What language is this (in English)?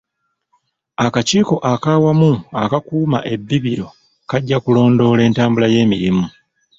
Ganda